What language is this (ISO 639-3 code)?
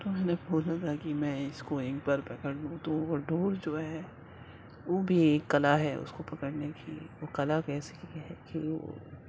urd